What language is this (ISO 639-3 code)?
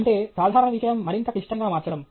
tel